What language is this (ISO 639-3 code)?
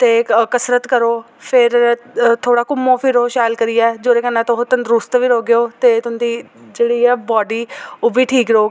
doi